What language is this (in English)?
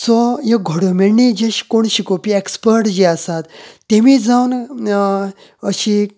Konkani